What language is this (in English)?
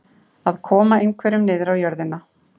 Icelandic